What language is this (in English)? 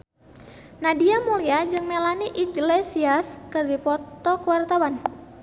Sundanese